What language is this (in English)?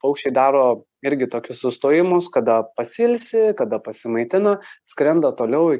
Lithuanian